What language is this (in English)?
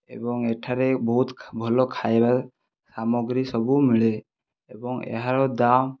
Odia